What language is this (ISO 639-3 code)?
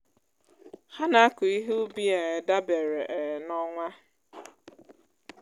ibo